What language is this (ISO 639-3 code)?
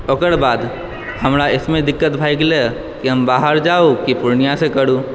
mai